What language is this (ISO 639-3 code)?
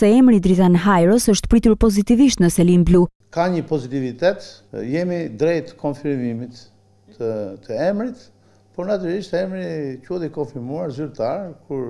lit